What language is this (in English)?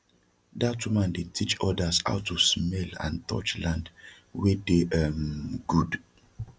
Nigerian Pidgin